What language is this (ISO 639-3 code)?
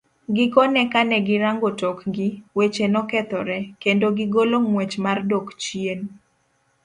luo